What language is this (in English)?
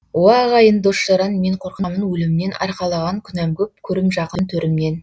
Kazakh